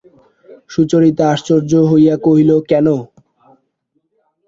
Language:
Bangla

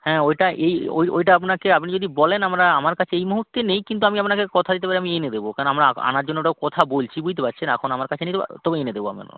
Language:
Bangla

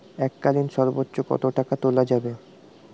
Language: Bangla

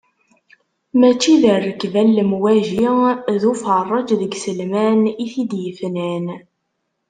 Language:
Kabyle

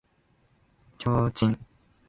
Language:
Japanese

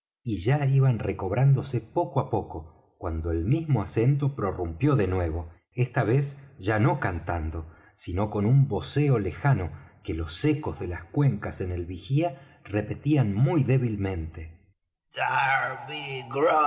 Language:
Spanish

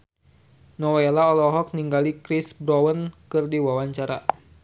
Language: Sundanese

